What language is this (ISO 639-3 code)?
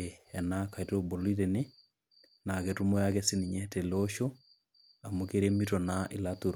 mas